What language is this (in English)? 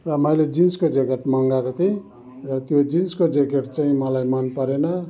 Nepali